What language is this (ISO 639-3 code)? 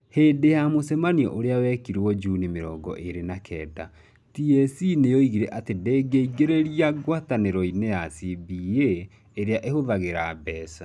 kik